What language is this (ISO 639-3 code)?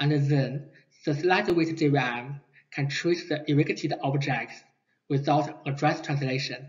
eng